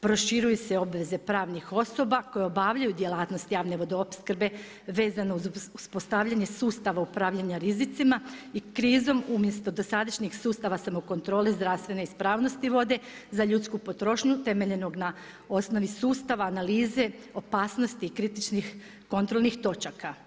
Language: Croatian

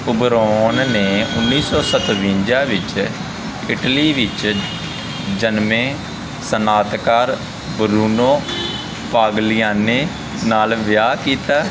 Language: Punjabi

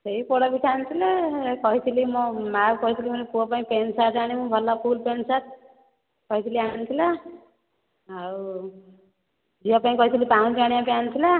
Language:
Odia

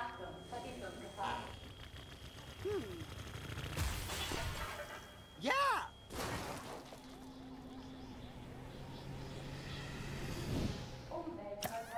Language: German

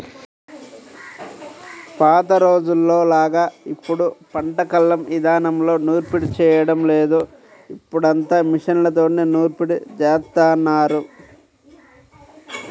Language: Telugu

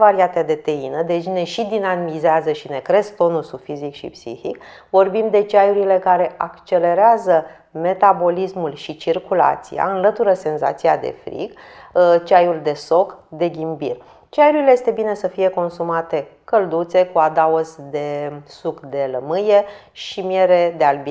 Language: Romanian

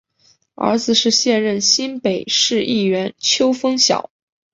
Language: Chinese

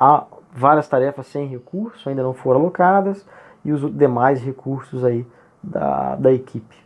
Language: Portuguese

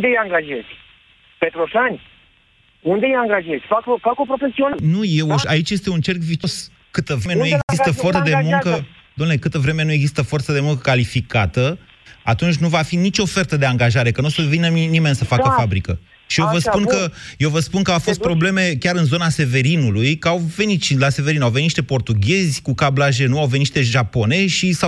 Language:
Romanian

